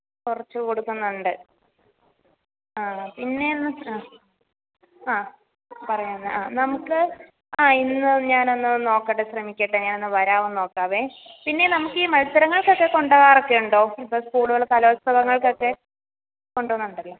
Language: Malayalam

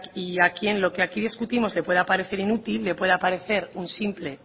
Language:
Spanish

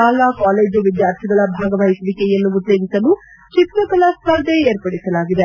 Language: Kannada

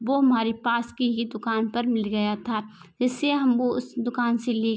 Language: Hindi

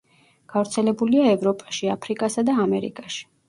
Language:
Georgian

